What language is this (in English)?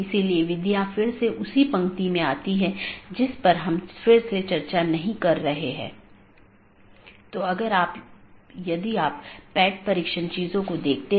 Hindi